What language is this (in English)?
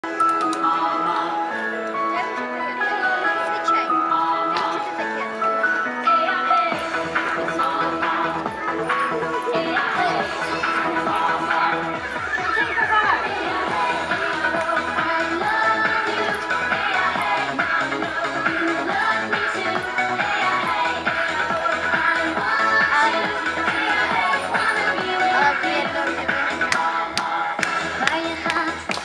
English